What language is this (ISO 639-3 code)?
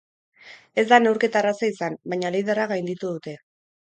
eus